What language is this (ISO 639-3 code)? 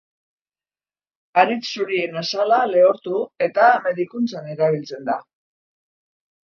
eus